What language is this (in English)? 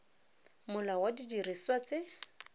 Tswana